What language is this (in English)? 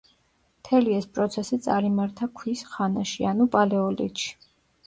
Georgian